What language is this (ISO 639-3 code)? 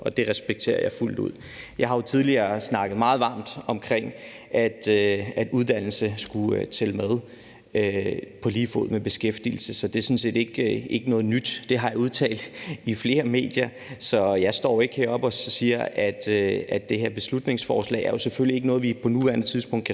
dan